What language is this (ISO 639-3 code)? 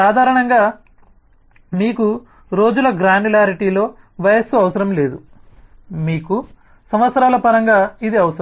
tel